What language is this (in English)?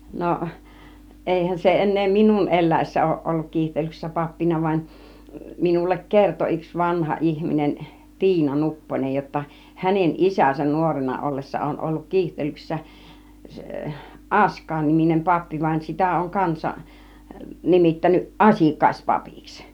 Finnish